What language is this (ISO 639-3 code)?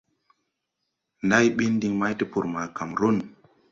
tui